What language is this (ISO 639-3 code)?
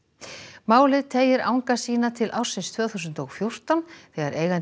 isl